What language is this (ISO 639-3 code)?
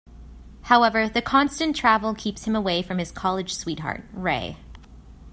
eng